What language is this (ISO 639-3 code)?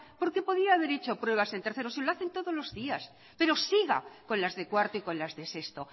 spa